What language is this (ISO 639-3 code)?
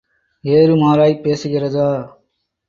tam